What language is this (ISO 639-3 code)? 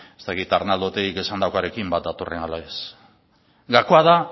eus